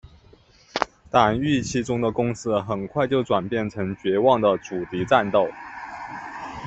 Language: Chinese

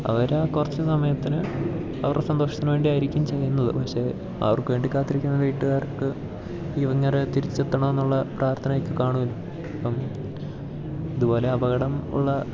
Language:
Malayalam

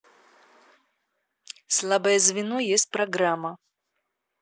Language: Russian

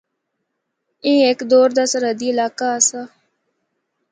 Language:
Northern Hindko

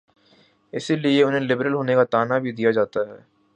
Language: Urdu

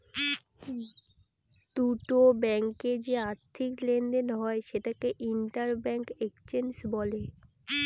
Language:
Bangla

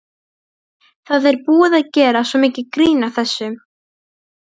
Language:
Icelandic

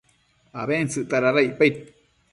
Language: Matsés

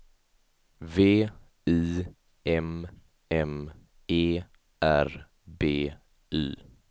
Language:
Swedish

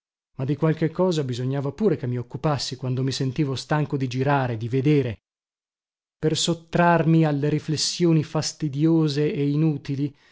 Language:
Italian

